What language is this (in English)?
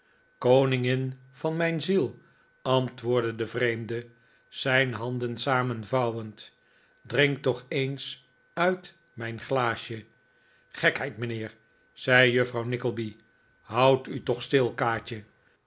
Dutch